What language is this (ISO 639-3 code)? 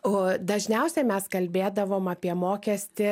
lit